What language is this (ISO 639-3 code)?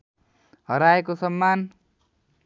nep